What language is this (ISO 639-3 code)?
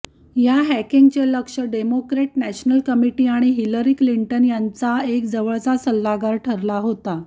mar